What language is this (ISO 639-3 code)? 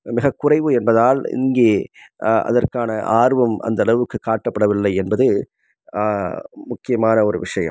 tam